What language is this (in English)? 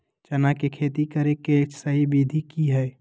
Magahi